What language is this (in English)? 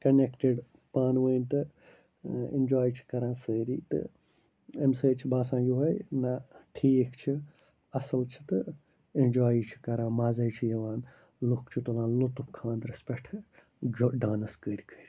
Kashmiri